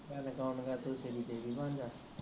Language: Punjabi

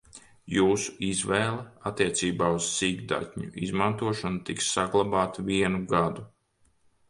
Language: Latvian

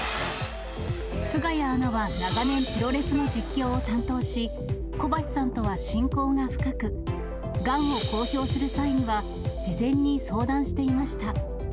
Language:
Japanese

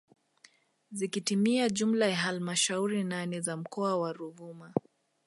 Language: Swahili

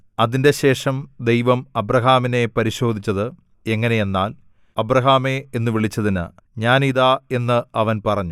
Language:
Malayalam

